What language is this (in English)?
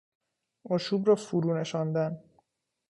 Persian